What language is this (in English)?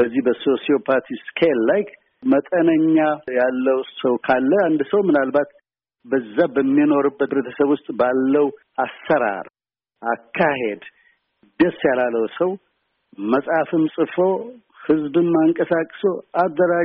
Amharic